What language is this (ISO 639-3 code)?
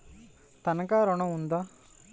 tel